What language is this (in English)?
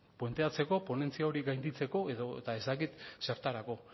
Basque